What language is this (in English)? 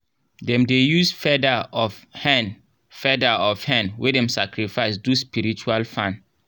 Nigerian Pidgin